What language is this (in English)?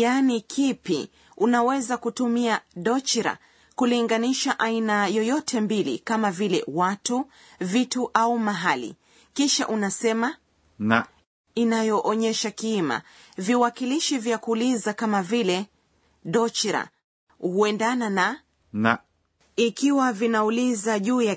Swahili